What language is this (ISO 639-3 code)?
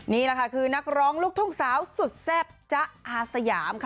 tha